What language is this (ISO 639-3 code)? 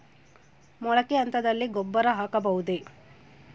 kan